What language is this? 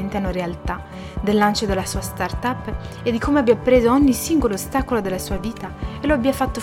Italian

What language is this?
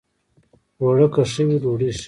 Pashto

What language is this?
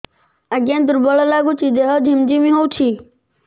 Odia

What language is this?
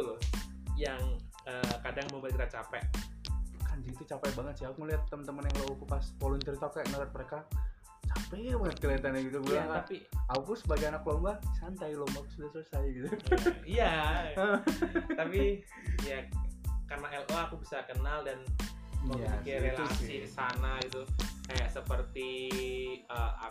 Indonesian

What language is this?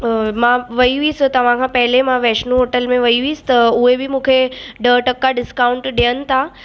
Sindhi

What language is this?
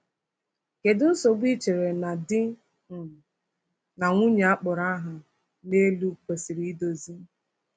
Igbo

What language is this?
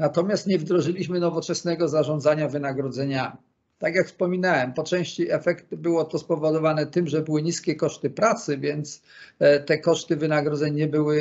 Polish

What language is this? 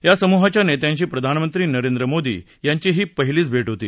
Marathi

